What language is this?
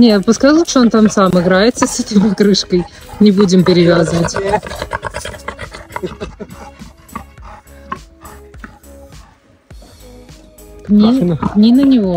Russian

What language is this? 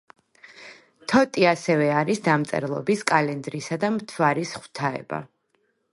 Georgian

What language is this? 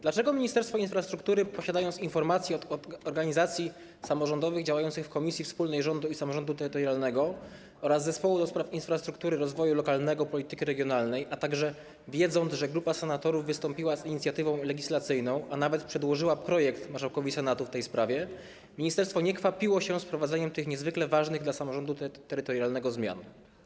Polish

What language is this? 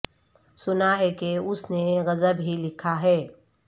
Urdu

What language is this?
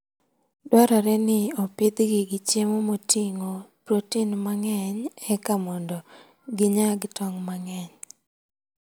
Luo (Kenya and Tanzania)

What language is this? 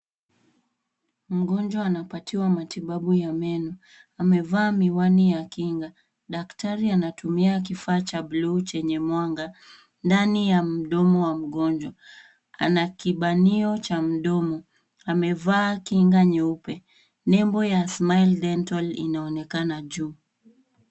Swahili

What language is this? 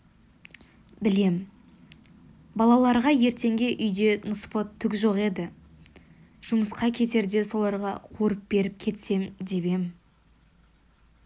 Kazakh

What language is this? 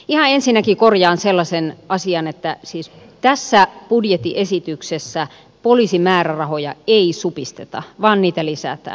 Finnish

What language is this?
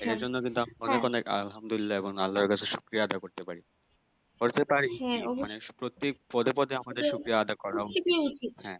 Bangla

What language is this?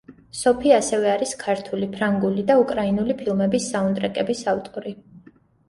Georgian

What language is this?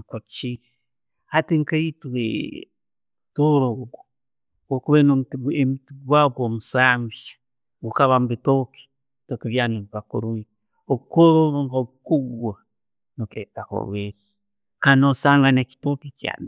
Tooro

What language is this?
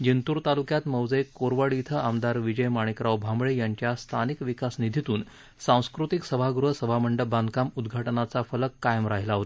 Marathi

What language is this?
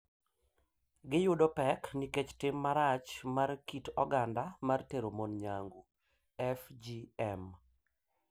Luo (Kenya and Tanzania)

